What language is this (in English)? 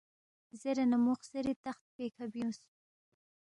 Balti